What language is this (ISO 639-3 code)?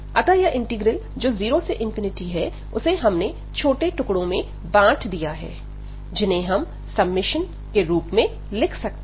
hin